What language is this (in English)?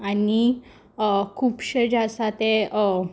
Konkani